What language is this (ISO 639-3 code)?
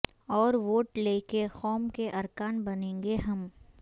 urd